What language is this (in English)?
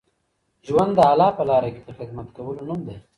Pashto